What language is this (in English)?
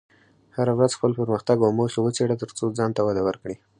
Pashto